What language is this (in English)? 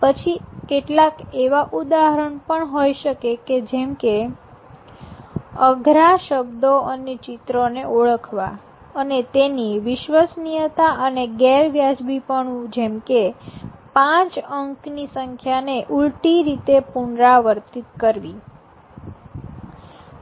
Gujarati